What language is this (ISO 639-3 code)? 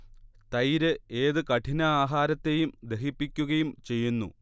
mal